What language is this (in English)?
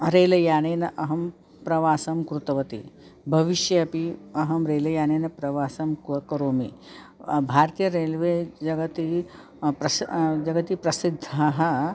Sanskrit